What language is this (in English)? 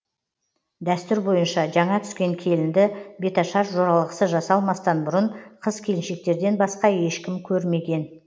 Kazakh